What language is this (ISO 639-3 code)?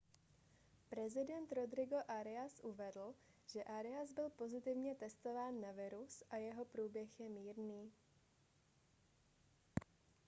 ces